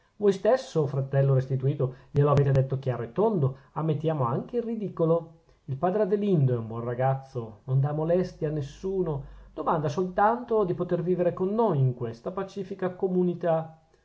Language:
Italian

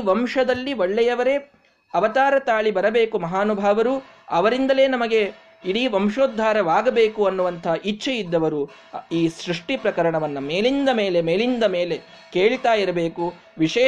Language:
Kannada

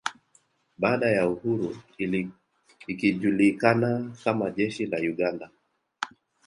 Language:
Swahili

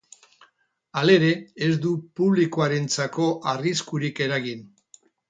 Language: Basque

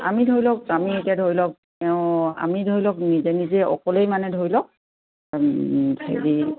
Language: Assamese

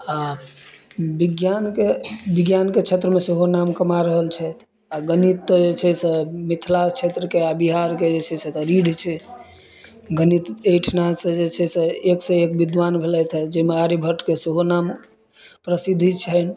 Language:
Maithili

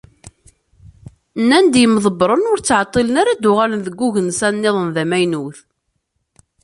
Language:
Kabyle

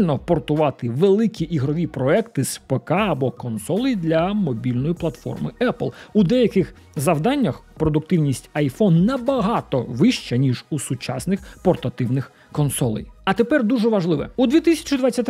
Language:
Ukrainian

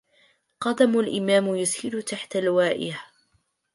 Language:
Arabic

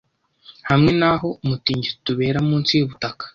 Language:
Kinyarwanda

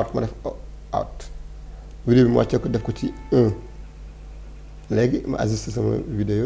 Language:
French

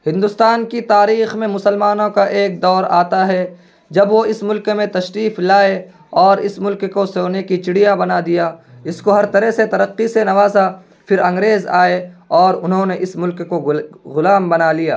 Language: Urdu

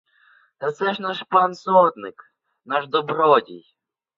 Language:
Ukrainian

